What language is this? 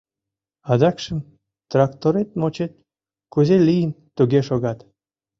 Mari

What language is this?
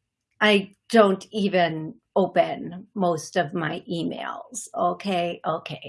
English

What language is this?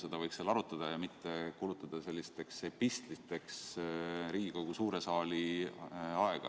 Estonian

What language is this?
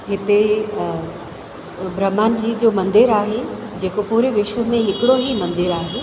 Sindhi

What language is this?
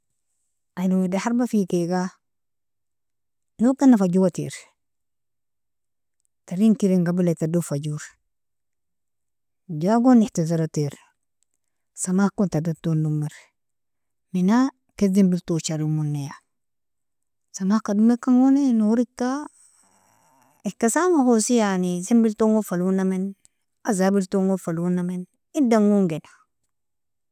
Nobiin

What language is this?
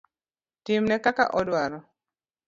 Luo (Kenya and Tanzania)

